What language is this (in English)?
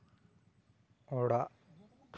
Santali